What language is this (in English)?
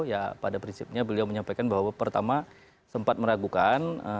Indonesian